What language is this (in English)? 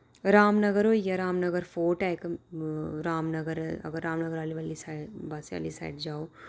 Dogri